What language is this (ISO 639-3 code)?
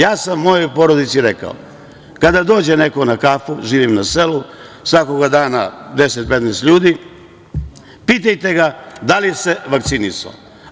srp